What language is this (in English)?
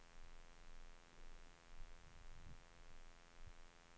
Swedish